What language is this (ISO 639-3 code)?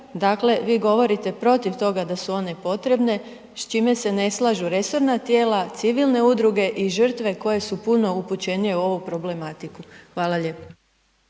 hrv